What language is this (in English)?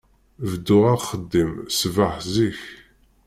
Kabyle